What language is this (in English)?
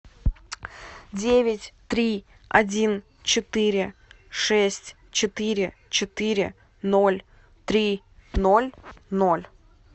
Russian